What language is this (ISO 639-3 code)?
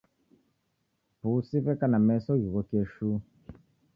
dav